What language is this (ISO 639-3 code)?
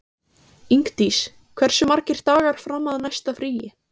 isl